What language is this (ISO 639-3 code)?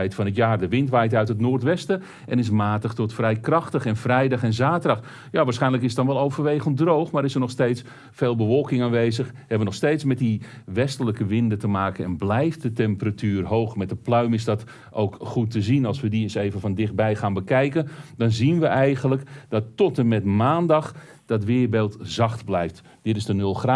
nld